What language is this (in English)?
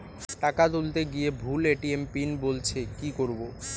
Bangla